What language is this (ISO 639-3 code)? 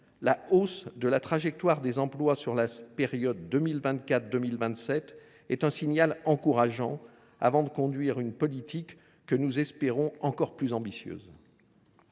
fra